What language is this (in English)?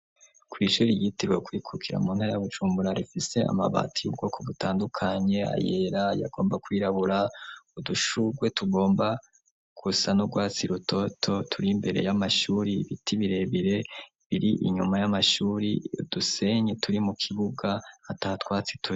Rundi